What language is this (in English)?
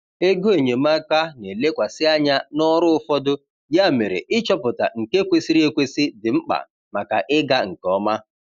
Igbo